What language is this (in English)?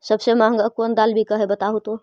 Magahi